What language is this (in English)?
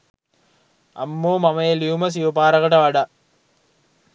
Sinhala